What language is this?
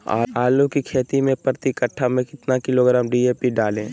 Magahi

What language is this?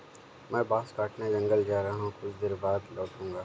Hindi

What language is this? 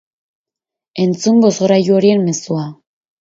Basque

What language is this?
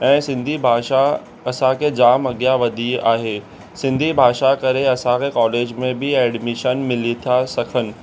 Sindhi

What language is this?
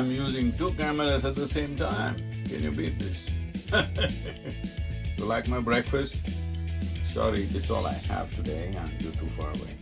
English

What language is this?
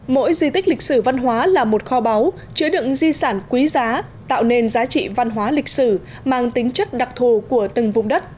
Vietnamese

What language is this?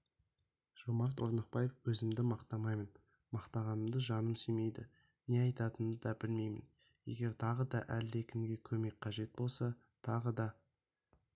Kazakh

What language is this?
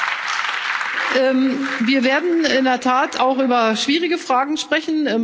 German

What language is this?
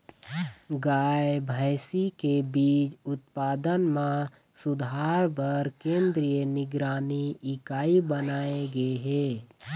Chhattisgarhi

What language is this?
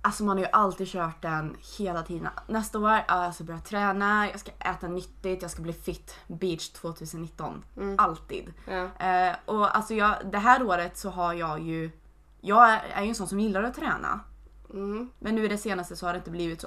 Swedish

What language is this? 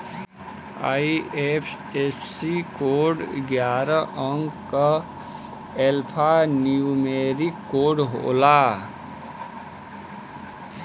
Bhojpuri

